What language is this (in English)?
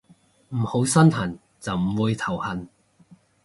Cantonese